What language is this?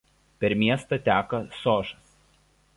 Lithuanian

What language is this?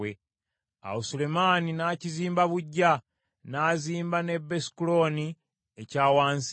Ganda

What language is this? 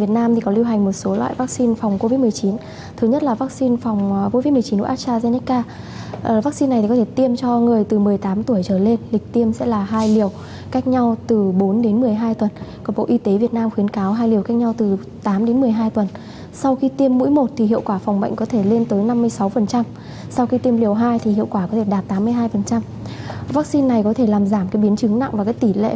Vietnamese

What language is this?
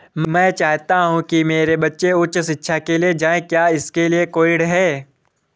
Hindi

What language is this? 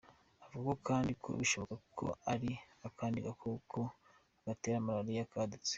Kinyarwanda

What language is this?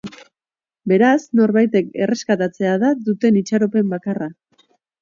Basque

